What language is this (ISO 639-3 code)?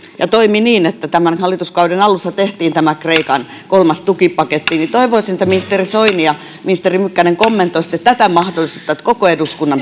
fin